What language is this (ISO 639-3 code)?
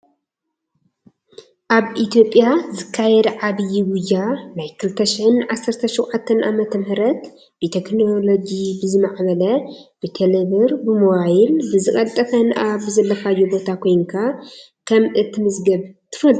tir